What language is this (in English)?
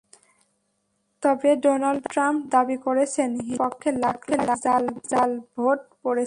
Bangla